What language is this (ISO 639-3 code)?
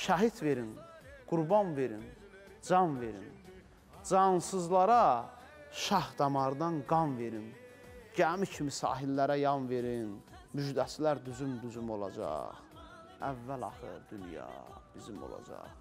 tur